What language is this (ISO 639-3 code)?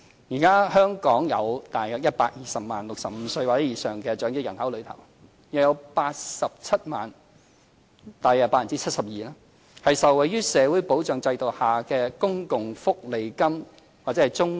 yue